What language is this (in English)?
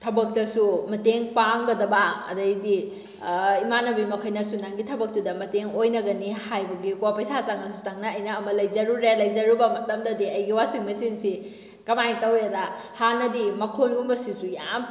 Manipuri